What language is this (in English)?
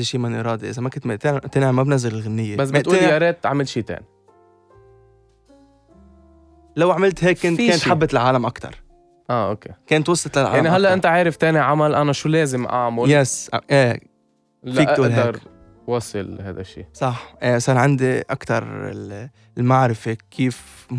Arabic